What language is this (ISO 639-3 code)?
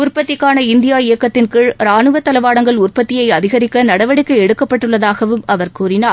tam